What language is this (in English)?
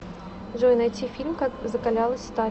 Russian